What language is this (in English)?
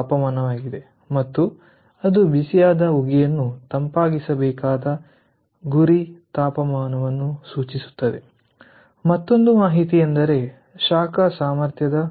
Kannada